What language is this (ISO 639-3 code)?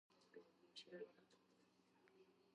kat